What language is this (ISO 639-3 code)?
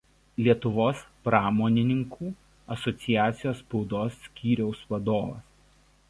lit